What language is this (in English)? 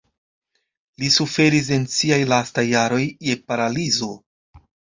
Esperanto